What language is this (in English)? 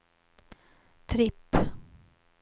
Swedish